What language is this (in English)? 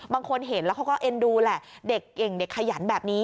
Thai